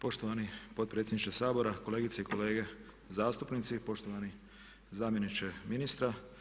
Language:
Croatian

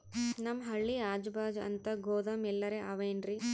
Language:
Kannada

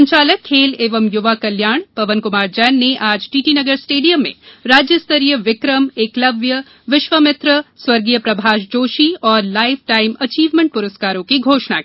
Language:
Hindi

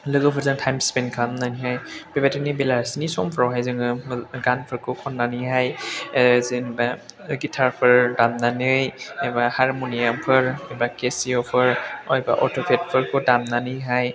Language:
Bodo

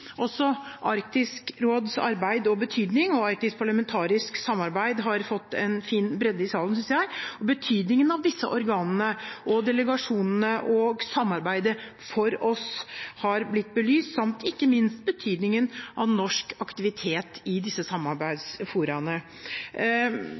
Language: Norwegian Bokmål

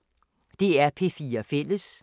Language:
Danish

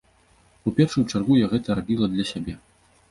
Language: Belarusian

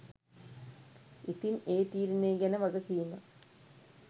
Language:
Sinhala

